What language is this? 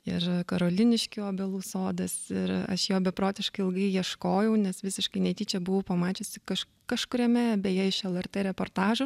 Lithuanian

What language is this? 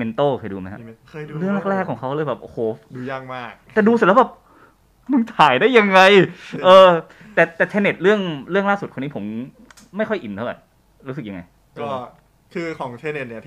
Thai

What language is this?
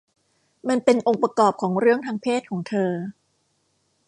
Thai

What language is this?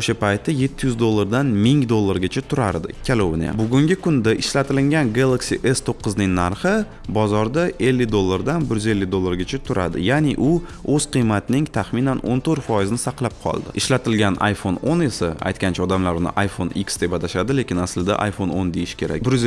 Turkish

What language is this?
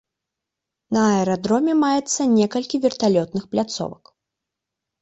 Belarusian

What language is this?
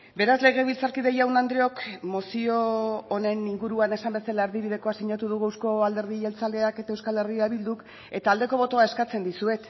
Basque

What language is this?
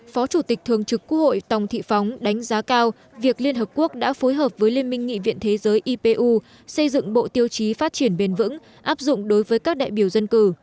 Vietnamese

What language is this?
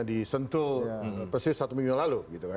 Indonesian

